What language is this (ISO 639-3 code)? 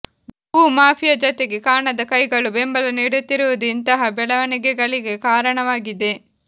kan